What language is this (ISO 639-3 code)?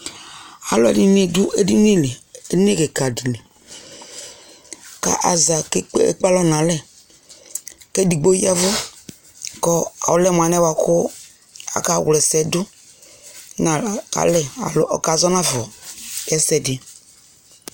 kpo